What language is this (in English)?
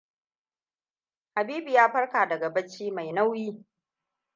Hausa